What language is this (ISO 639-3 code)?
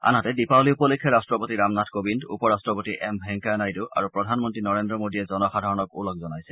asm